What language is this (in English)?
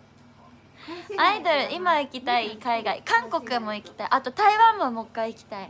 Japanese